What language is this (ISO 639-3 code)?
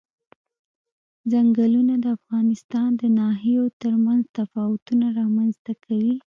pus